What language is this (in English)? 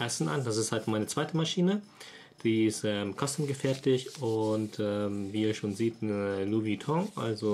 German